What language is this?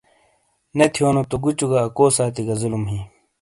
Shina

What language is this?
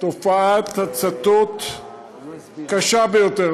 Hebrew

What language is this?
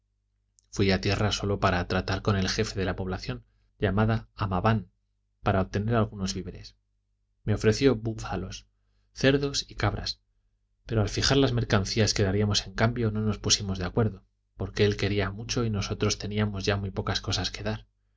Spanish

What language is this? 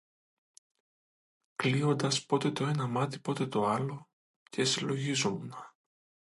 Greek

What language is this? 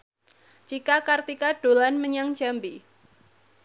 Javanese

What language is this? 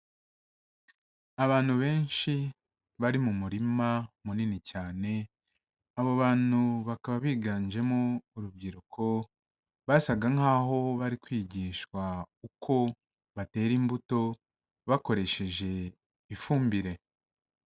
Kinyarwanda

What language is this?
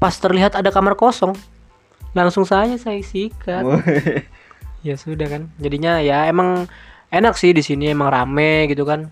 Indonesian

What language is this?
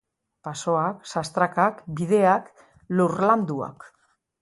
Basque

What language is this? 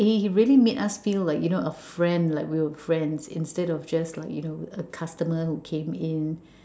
English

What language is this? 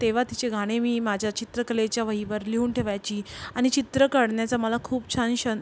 Marathi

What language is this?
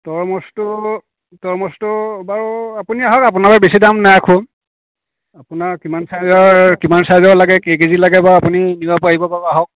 Assamese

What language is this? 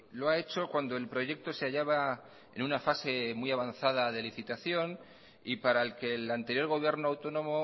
Spanish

